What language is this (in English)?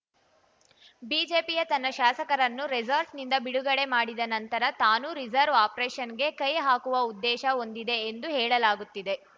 Kannada